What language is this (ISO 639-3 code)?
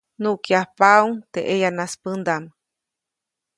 zoc